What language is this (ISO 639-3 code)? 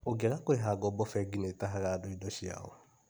kik